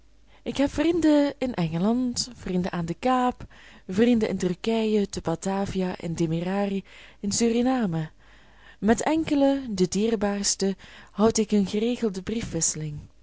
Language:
Dutch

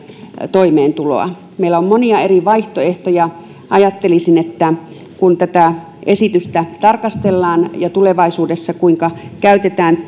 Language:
Finnish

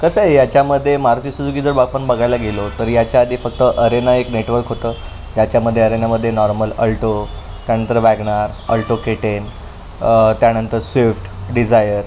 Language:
Marathi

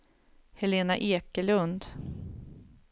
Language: Swedish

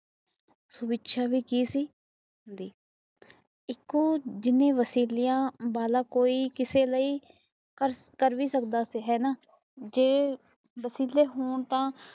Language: Punjabi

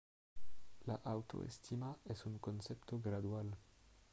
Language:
Spanish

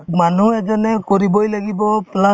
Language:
Assamese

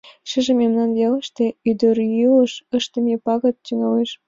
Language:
Mari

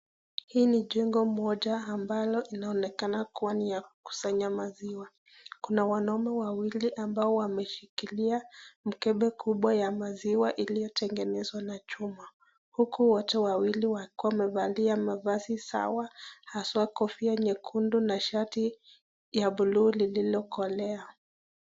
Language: Swahili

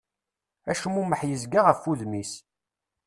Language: Kabyle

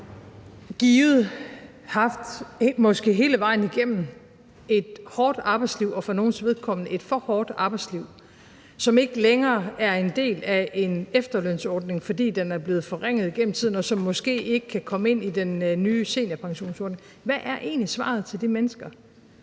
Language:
Danish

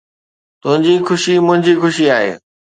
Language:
Sindhi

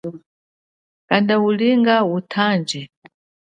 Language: Chokwe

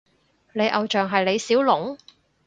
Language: Cantonese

